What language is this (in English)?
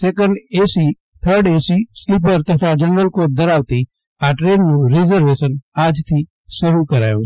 Gujarati